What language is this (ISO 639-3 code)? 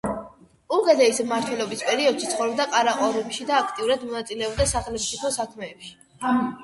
kat